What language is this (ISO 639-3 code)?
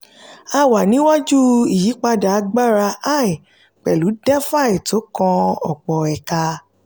yor